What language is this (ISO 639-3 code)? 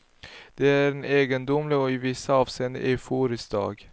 swe